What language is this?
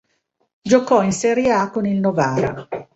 Italian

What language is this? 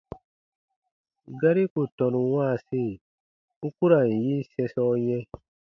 Baatonum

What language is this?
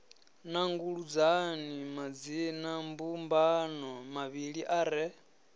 Venda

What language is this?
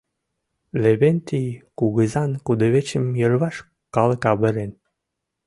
Mari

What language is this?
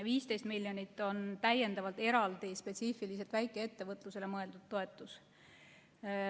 Estonian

